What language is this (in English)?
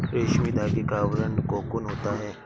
Hindi